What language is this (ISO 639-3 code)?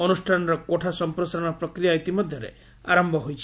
ori